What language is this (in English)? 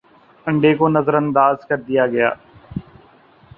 Urdu